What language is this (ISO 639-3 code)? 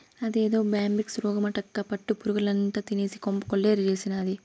tel